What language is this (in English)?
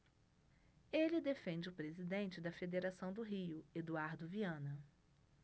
Portuguese